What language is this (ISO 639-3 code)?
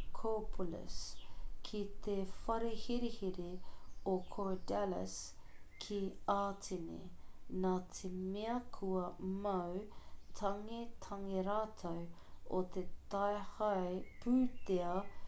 mri